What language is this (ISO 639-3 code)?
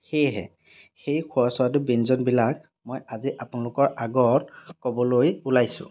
asm